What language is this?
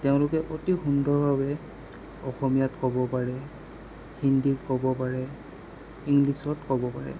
Assamese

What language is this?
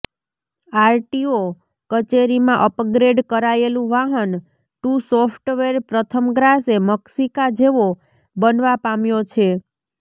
Gujarati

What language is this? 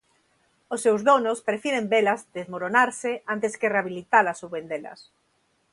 Galician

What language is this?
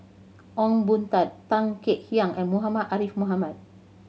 English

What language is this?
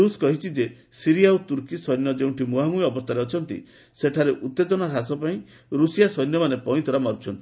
Odia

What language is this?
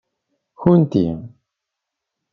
Kabyle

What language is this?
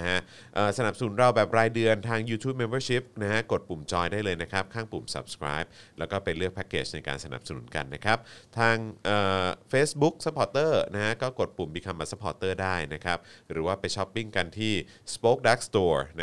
Thai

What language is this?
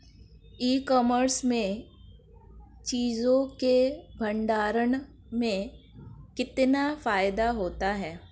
Hindi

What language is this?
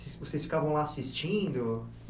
Portuguese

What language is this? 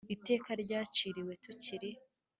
Kinyarwanda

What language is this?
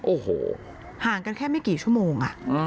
Thai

